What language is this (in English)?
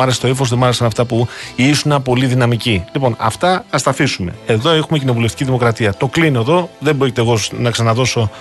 Greek